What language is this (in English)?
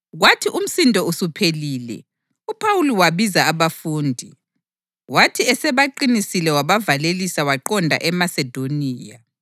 North Ndebele